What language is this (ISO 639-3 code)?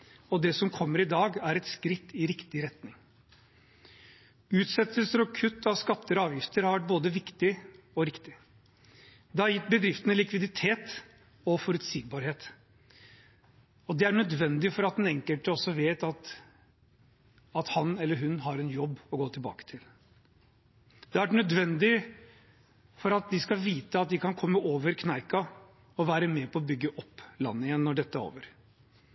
nob